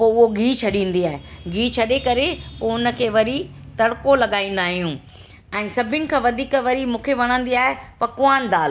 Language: Sindhi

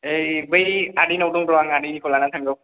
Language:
Bodo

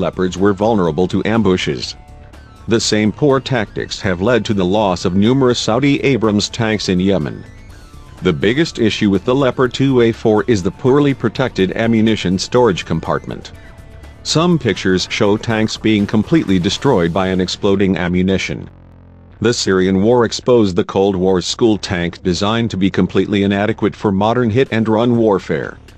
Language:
English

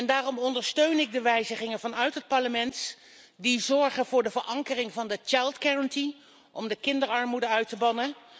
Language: Dutch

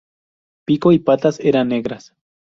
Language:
Spanish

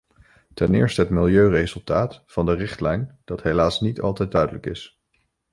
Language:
Dutch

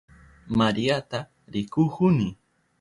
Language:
Southern Pastaza Quechua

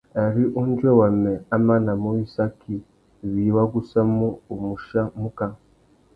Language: Tuki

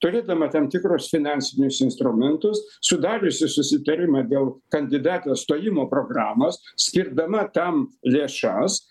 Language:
Lithuanian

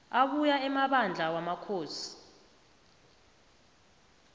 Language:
South Ndebele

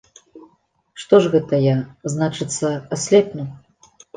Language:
Belarusian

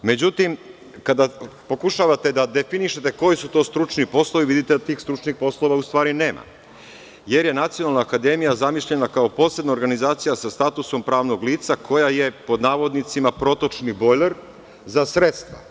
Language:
Serbian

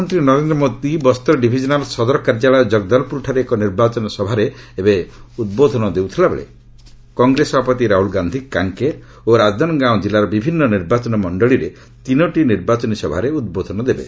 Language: Odia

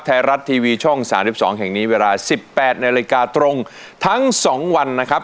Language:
Thai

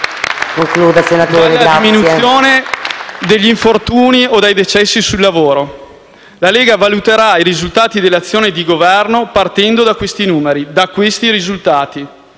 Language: Italian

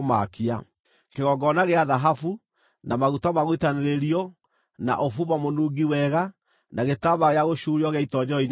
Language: Kikuyu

